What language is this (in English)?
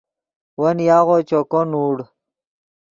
Yidgha